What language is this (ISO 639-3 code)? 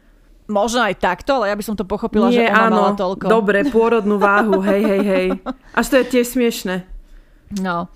slk